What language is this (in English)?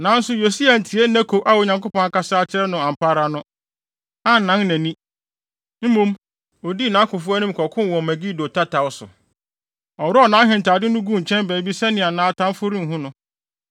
Akan